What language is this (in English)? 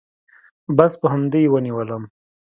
Pashto